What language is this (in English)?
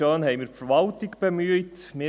Swiss German